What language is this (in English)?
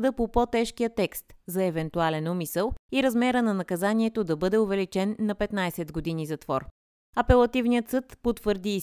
Bulgarian